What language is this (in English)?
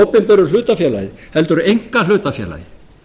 Icelandic